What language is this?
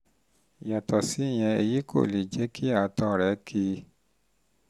Yoruba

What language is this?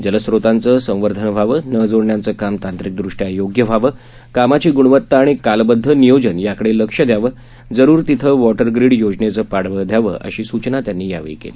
Marathi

